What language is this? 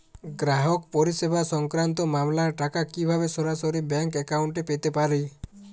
Bangla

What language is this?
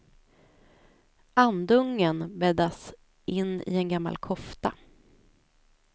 Swedish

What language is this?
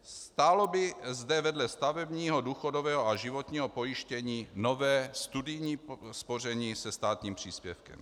Czech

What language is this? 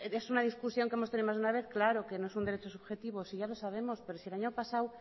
Spanish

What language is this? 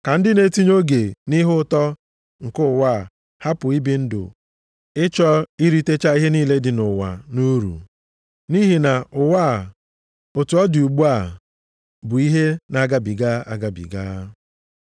Igbo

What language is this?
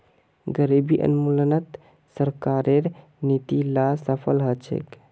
Magahi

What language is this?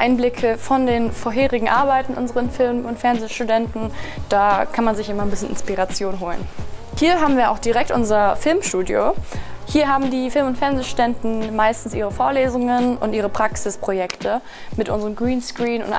German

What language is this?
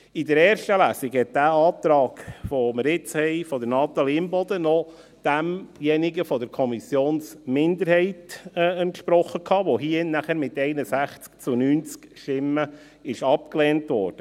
Swiss German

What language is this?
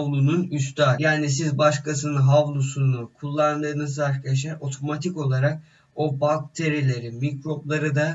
Turkish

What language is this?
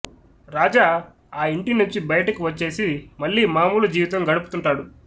Telugu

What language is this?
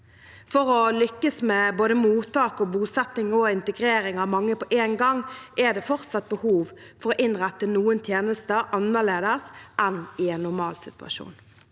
Norwegian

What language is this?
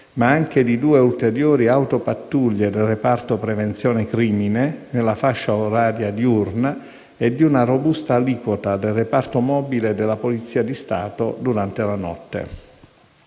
Italian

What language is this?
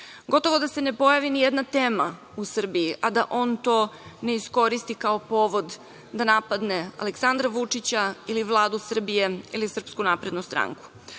Serbian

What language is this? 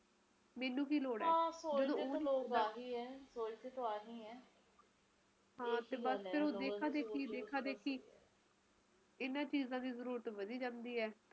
Punjabi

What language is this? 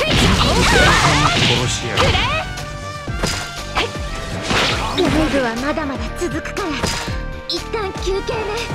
Japanese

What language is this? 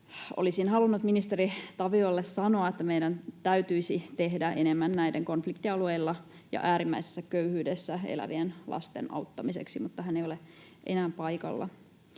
Finnish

